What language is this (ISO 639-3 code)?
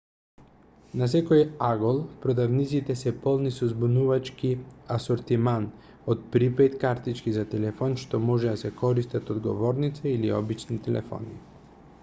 mkd